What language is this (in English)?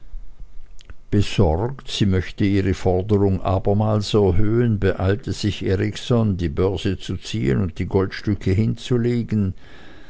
German